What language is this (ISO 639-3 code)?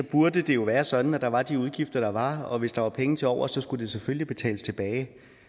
dan